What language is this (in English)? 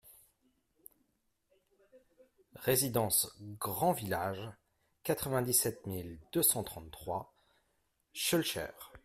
French